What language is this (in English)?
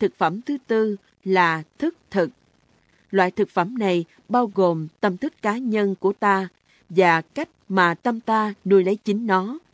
Vietnamese